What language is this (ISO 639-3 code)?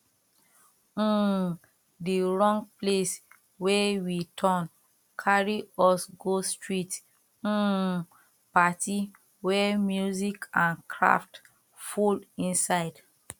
pcm